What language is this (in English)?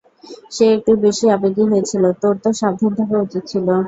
Bangla